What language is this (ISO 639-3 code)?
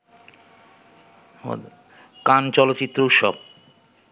ben